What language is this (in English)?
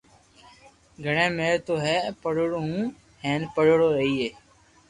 Loarki